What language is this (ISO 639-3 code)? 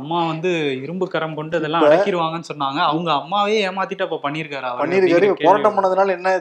tam